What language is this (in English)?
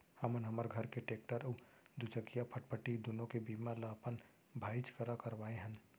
Chhattisgarhi